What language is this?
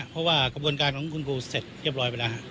Thai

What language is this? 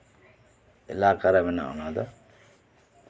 Santali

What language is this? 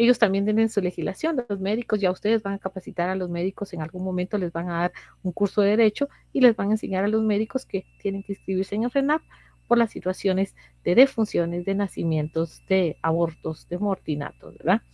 Spanish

